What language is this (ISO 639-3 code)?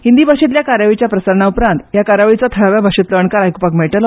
kok